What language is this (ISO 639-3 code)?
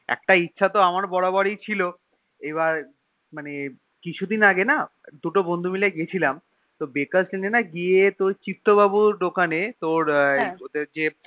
ben